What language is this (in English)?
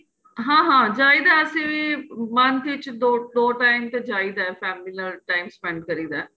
Punjabi